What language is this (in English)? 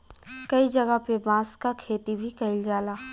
Bhojpuri